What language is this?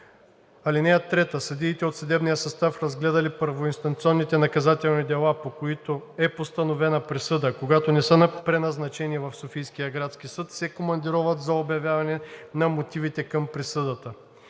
Bulgarian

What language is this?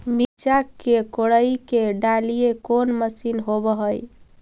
Magahi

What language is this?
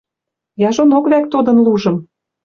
Western Mari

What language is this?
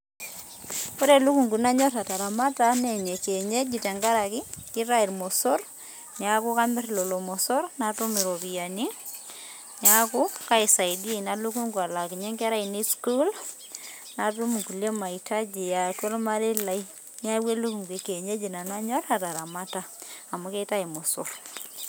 Masai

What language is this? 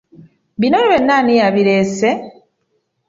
Ganda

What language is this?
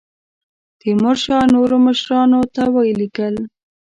Pashto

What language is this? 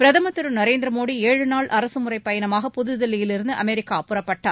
Tamil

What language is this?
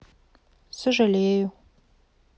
Russian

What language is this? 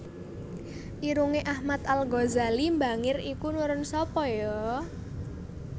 Javanese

